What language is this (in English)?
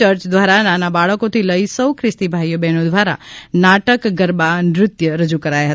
Gujarati